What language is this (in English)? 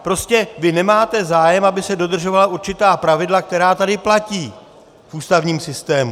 Czech